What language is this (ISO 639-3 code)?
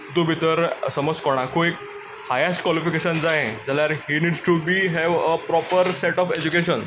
kok